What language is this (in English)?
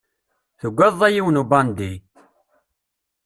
Kabyle